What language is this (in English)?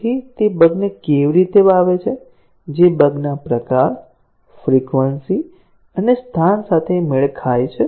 Gujarati